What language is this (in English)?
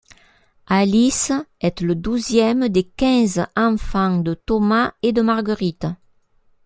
French